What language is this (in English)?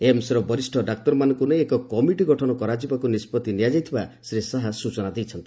Odia